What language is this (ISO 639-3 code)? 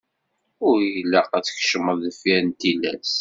kab